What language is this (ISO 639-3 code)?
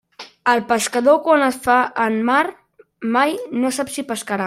cat